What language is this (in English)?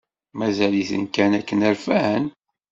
Kabyle